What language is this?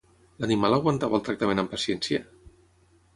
Catalan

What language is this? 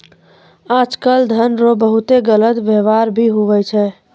Maithili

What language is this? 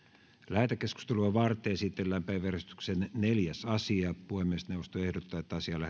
Finnish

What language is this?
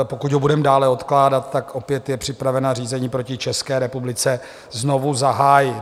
Czech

